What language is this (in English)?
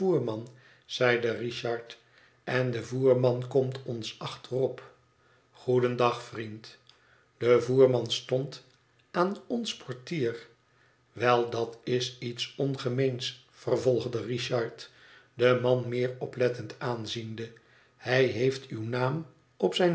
Dutch